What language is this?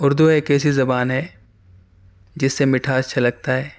Urdu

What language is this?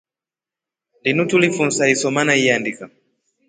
Rombo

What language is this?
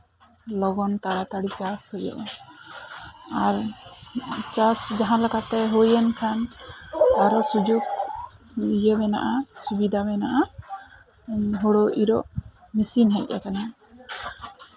Santali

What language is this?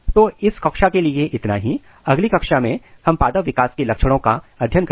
Hindi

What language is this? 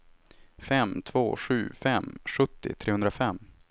Swedish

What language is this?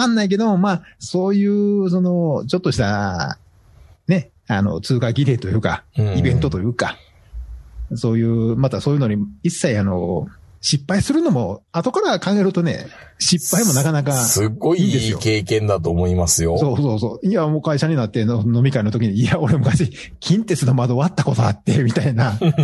Japanese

